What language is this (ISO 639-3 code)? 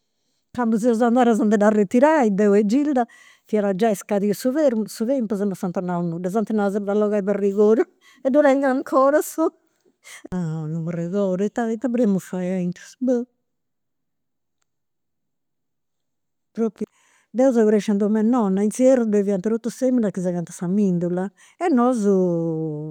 sro